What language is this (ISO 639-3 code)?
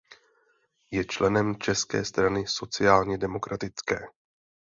ces